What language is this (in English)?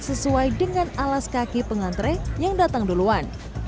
Indonesian